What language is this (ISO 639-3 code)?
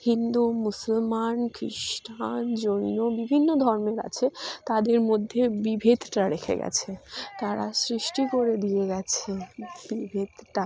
ben